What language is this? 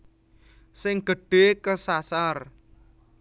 Javanese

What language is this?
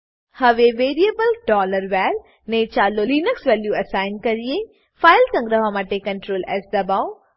Gujarati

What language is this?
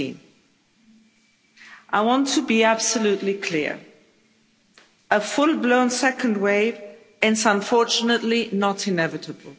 English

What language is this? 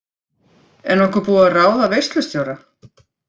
Icelandic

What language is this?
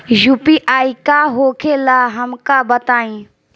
Bhojpuri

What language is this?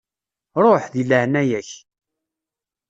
Kabyle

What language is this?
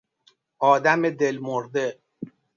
Persian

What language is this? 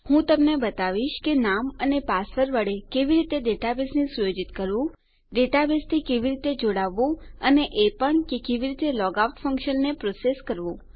Gujarati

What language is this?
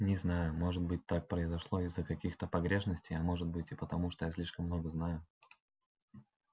Russian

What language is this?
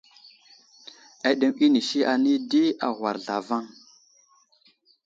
Wuzlam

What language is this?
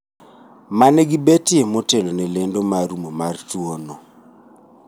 Luo (Kenya and Tanzania)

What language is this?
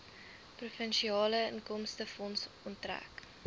Afrikaans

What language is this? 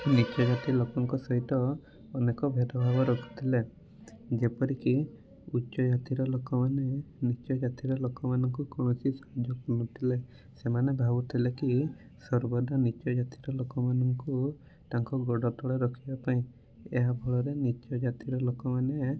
Odia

